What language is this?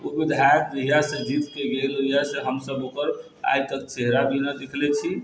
Maithili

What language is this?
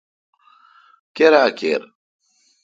Kalkoti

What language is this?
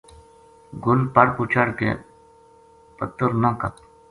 Gujari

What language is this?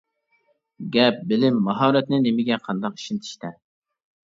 Uyghur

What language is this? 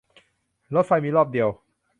Thai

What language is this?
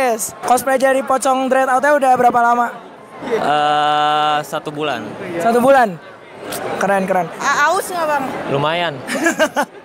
Indonesian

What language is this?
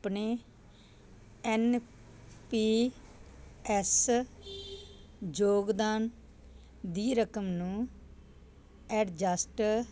Punjabi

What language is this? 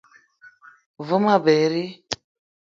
Eton (Cameroon)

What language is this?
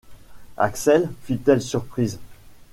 French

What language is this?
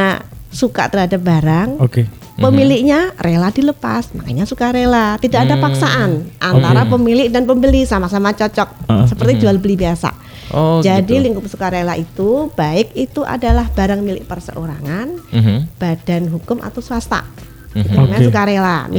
Indonesian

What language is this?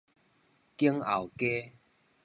Min Nan Chinese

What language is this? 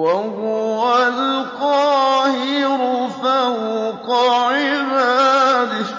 Arabic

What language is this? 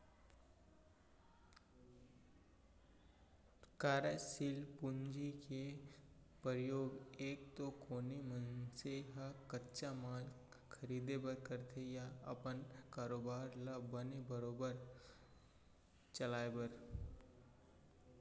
Chhattisgarhi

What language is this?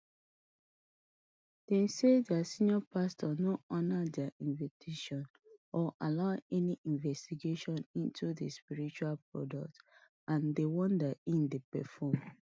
Nigerian Pidgin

